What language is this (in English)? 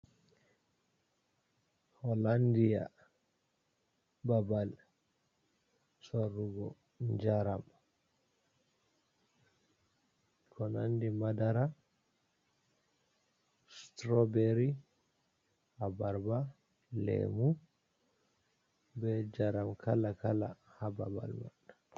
Fula